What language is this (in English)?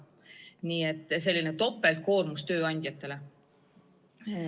Estonian